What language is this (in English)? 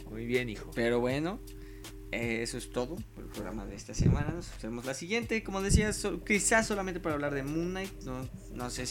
Spanish